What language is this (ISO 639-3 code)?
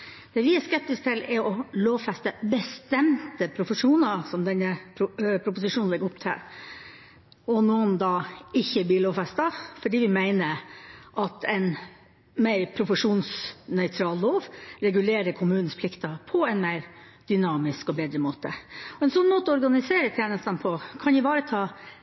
nob